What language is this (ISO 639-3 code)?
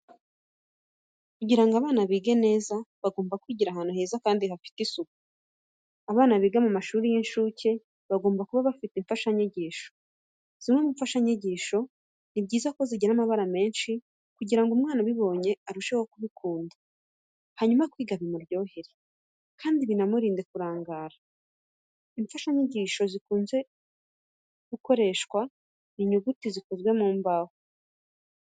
kin